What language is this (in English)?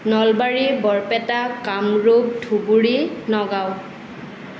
Assamese